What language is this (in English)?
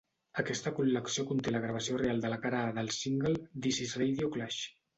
Catalan